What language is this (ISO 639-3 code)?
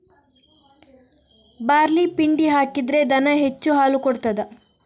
kan